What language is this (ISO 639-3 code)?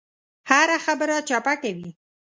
pus